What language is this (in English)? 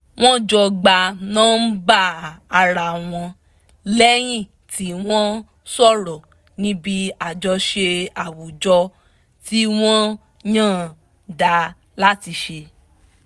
Yoruba